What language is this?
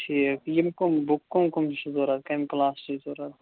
Kashmiri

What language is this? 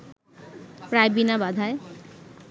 Bangla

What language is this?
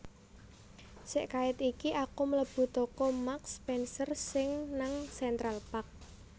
Javanese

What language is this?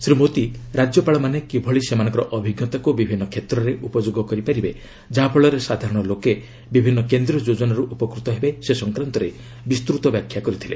Odia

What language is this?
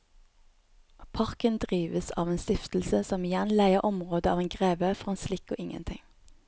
Norwegian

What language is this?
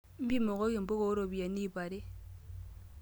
Masai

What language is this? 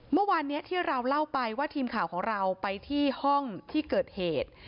Thai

